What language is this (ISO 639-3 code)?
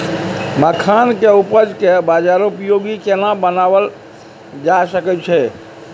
mai